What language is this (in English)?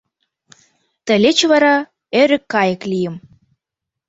Mari